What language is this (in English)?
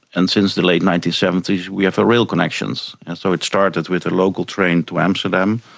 English